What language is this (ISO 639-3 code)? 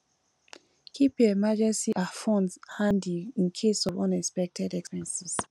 pcm